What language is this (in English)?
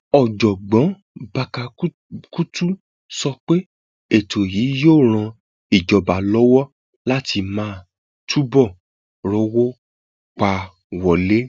Yoruba